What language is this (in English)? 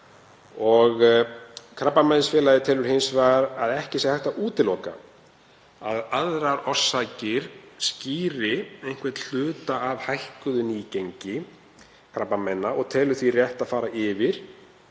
Icelandic